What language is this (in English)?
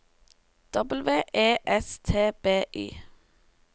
Norwegian